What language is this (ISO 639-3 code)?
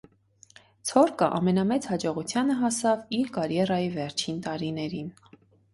hye